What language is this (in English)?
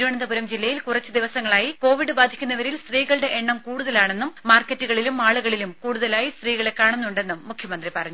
Malayalam